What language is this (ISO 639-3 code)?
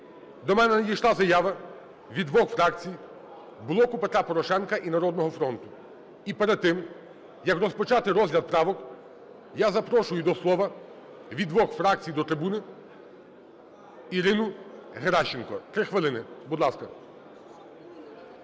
ukr